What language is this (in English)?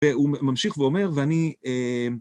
Hebrew